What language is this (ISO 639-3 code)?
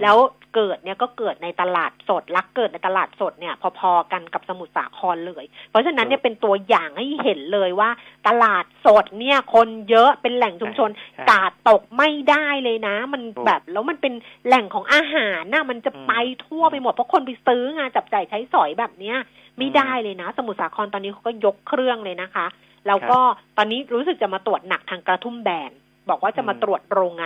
tha